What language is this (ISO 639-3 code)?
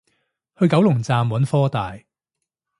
yue